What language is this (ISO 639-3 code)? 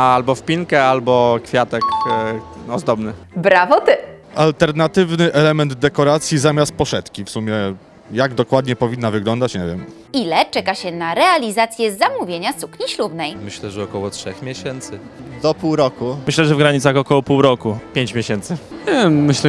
pol